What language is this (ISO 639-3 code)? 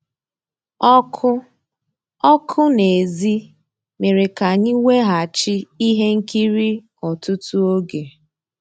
ibo